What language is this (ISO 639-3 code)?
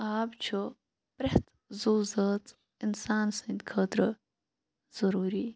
kas